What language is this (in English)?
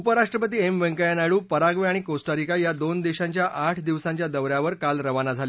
Marathi